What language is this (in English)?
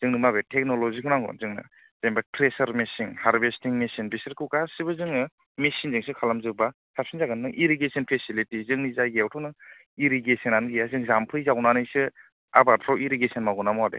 Bodo